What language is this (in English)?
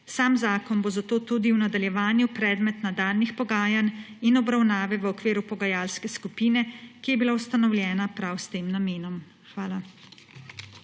Slovenian